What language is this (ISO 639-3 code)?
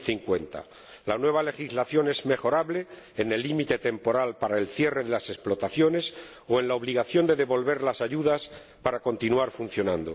spa